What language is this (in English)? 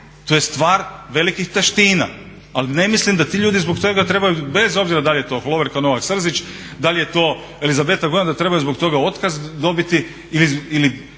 Croatian